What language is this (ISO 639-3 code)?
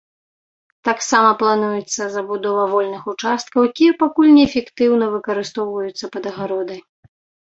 bel